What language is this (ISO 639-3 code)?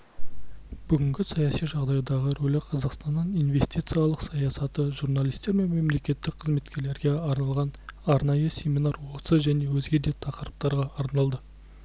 kaz